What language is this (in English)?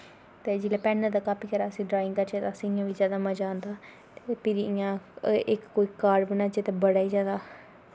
Dogri